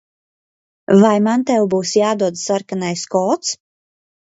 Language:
Latvian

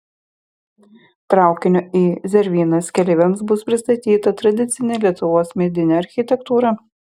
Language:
Lithuanian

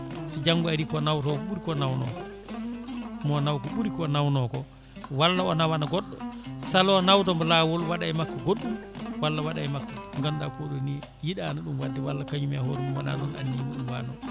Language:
Fula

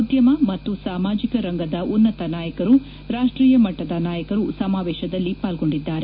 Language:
Kannada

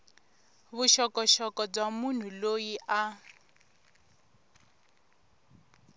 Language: Tsonga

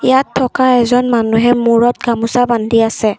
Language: Assamese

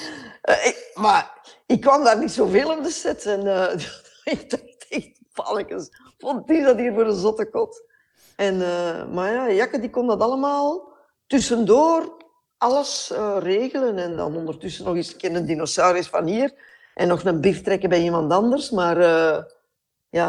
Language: Dutch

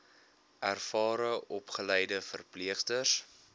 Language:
Afrikaans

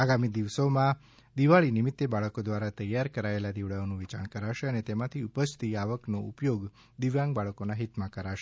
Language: Gujarati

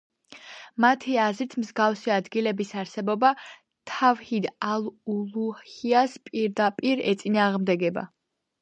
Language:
Georgian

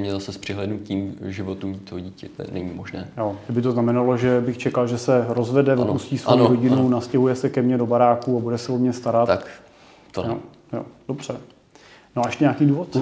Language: Czech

